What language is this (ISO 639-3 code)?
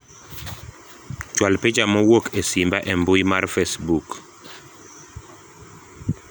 luo